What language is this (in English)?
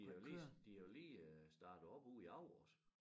Danish